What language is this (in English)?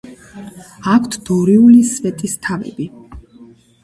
Georgian